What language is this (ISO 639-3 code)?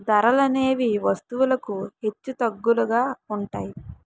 tel